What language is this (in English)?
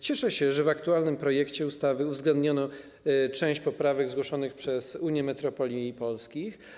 Polish